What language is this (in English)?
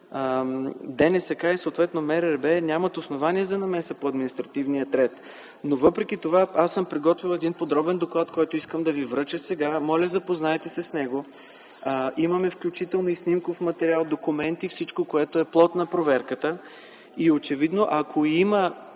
Bulgarian